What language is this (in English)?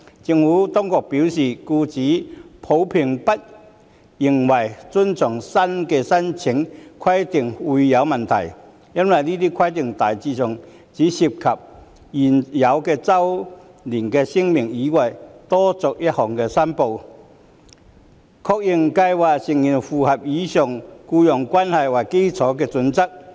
Cantonese